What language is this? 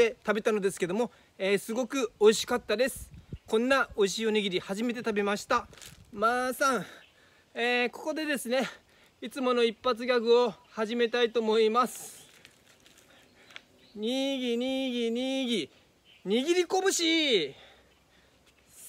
Japanese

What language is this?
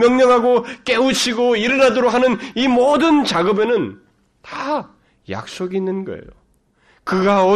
Korean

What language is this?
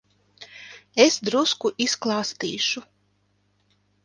Latvian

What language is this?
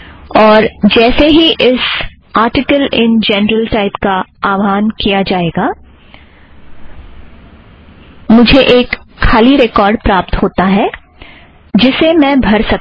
Hindi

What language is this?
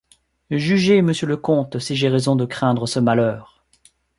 French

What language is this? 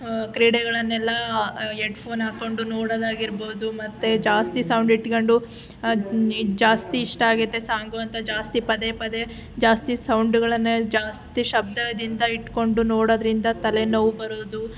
Kannada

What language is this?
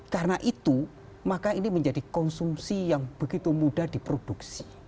Indonesian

